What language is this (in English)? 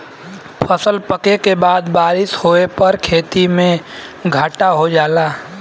Bhojpuri